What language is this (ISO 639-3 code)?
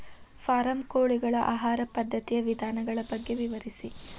kan